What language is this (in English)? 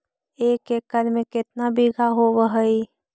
Magahi